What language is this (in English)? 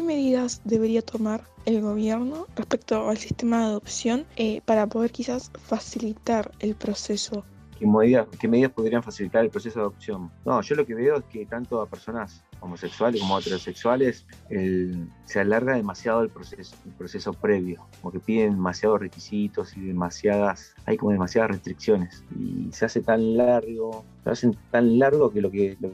Spanish